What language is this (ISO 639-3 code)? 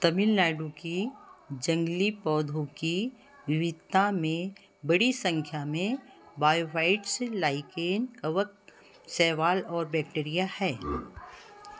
hin